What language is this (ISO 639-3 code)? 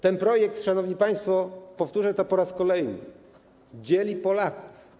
pol